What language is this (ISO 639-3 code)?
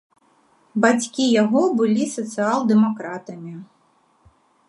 bel